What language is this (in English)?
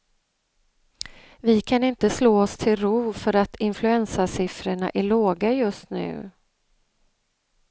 Swedish